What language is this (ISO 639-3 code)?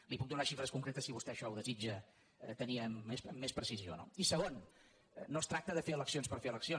cat